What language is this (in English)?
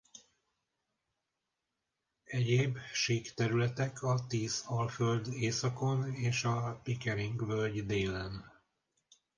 Hungarian